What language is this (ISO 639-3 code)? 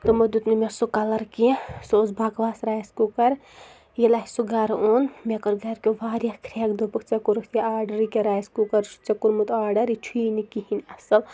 kas